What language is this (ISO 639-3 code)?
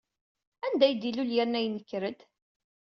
kab